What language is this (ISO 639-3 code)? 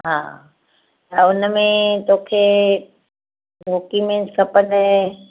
snd